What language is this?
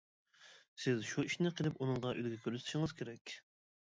Uyghur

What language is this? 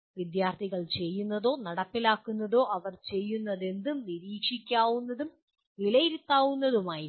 Malayalam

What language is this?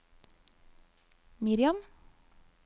Norwegian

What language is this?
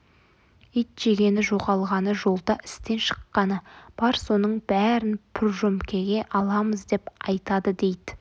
Kazakh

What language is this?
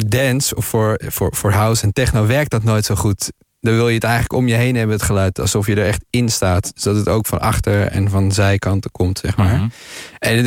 Dutch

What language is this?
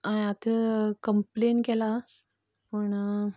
Konkani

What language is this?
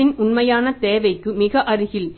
Tamil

